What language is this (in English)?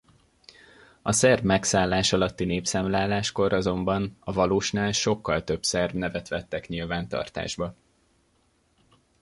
Hungarian